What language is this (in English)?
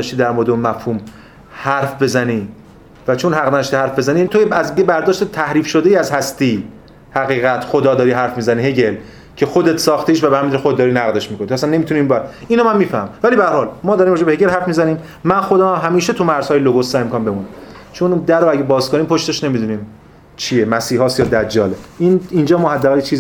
Persian